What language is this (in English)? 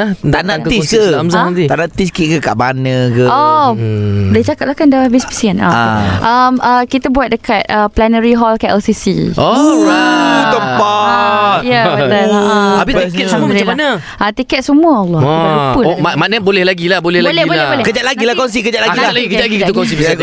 Malay